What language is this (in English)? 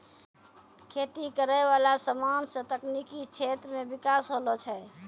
Maithili